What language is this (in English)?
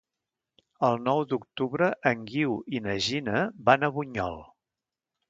Catalan